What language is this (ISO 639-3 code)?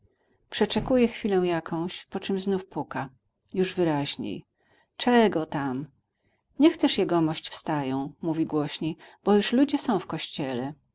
pol